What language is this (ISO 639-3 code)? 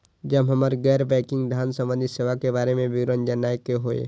mai